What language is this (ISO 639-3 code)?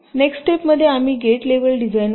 mar